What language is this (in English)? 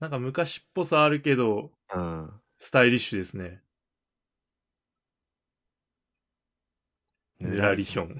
Japanese